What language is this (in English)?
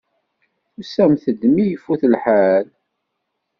Kabyle